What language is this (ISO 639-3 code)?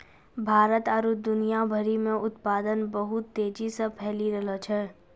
mai